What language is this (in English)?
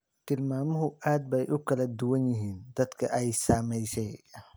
Somali